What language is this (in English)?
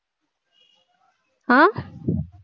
Tamil